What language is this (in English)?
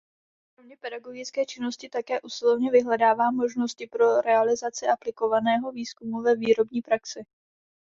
Czech